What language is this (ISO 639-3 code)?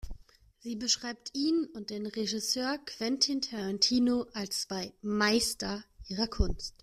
deu